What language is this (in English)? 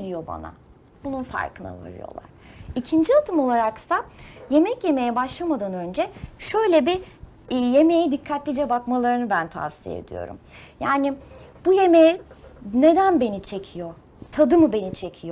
Turkish